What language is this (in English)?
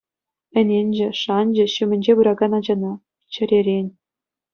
Chuvash